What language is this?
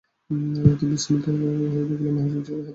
Bangla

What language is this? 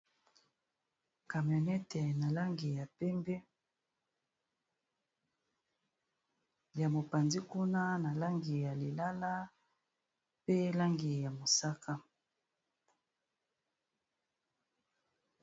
Lingala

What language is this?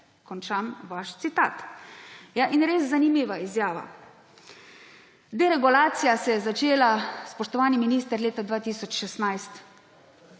Slovenian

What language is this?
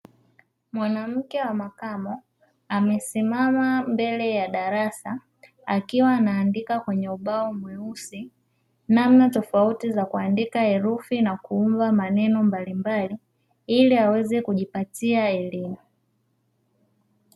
Swahili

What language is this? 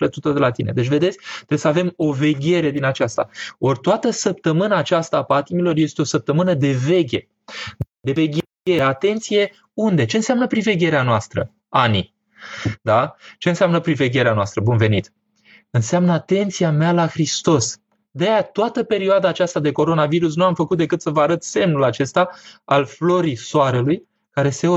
Romanian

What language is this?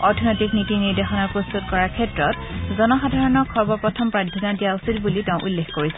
Assamese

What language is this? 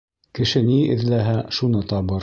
Bashkir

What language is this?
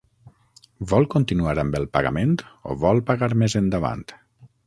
Catalan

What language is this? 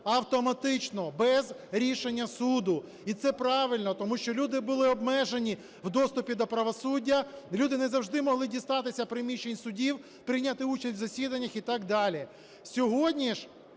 Ukrainian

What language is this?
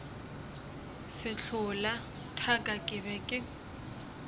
Northern Sotho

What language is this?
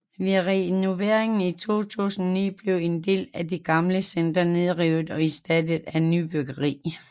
Danish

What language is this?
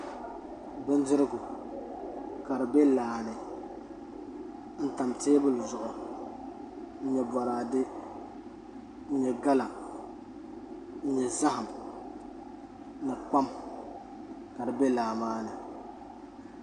Dagbani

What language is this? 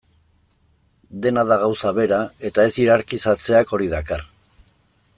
Basque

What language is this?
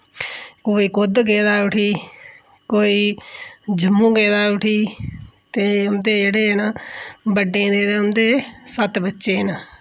Dogri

